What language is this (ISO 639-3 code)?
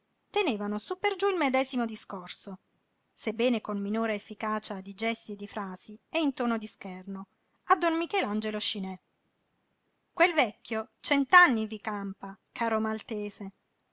ita